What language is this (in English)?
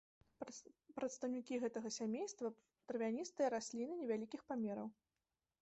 Belarusian